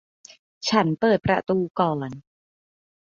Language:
Thai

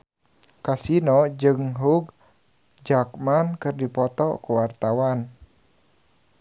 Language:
Sundanese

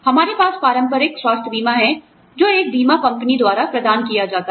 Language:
Hindi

